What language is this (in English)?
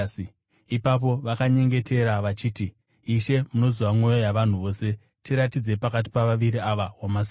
Shona